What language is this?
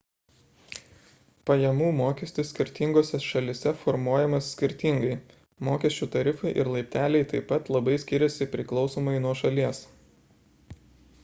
Lithuanian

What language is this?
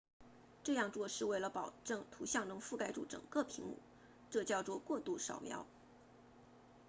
Chinese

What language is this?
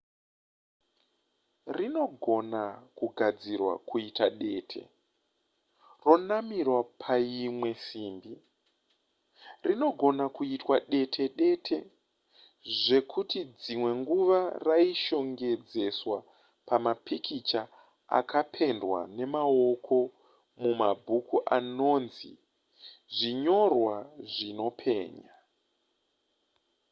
Shona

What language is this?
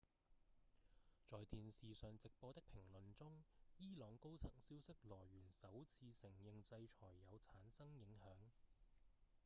Cantonese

